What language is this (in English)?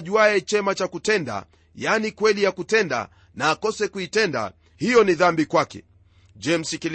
Swahili